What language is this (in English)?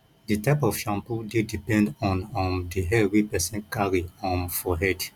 Nigerian Pidgin